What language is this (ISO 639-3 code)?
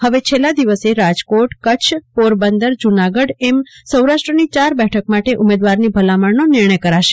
guj